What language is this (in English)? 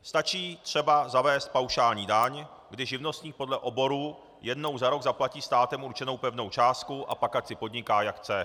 Czech